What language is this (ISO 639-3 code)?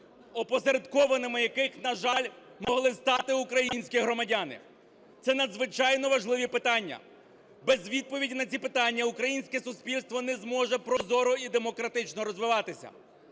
ukr